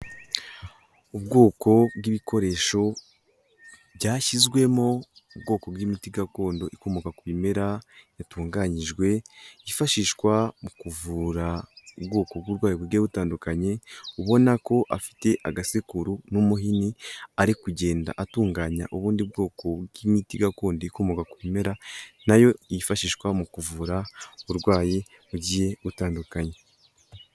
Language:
Kinyarwanda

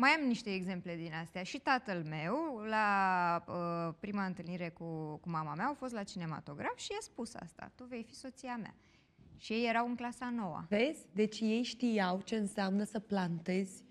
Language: Romanian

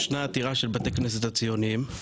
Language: Hebrew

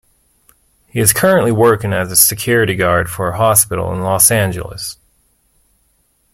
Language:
English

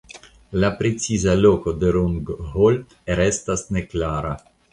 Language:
Esperanto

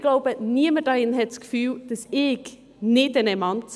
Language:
Swiss German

